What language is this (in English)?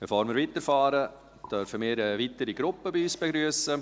Swiss German